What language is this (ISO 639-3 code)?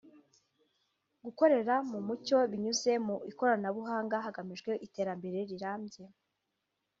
kin